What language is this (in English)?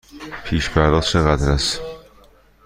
Persian